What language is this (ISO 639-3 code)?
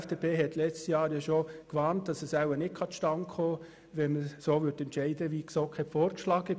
gsw